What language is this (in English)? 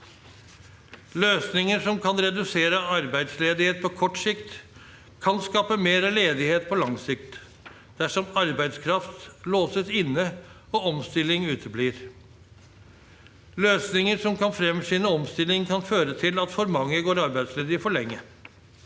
Norwegian